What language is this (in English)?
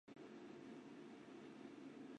Chinese